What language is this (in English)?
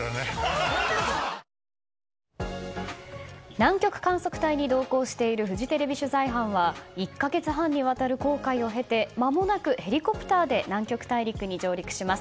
Japanese